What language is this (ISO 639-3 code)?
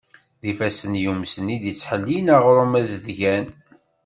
kab